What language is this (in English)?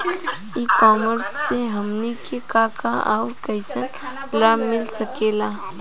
Bhojpuri